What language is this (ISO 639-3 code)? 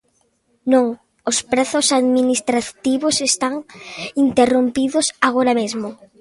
glg